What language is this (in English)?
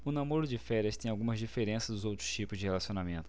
Portuguese